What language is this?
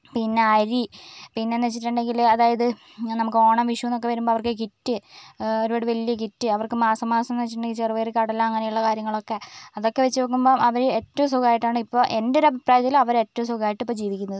Malayalam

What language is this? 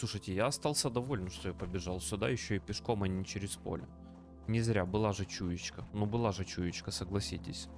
Russian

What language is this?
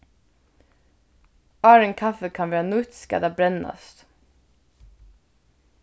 Faroese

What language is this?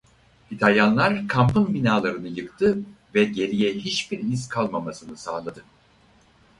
Turkish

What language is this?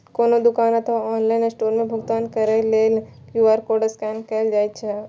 Maithili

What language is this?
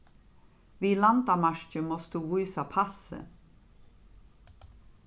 Faroese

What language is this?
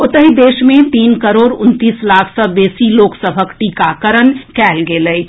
Maithili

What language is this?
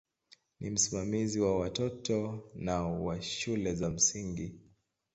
Swahili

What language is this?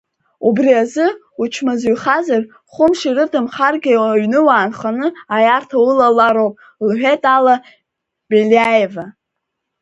Abkhazian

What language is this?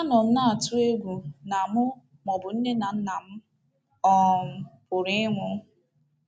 Igbo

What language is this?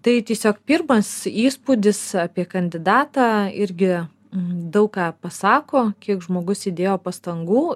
Lithuanian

